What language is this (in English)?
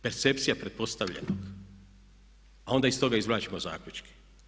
Croatian